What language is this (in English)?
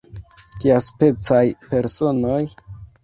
Esperanto